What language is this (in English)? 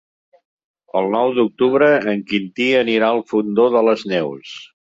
Catalan